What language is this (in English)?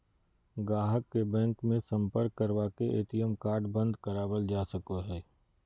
Magahi